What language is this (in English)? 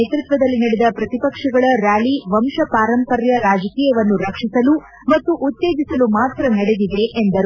Kannada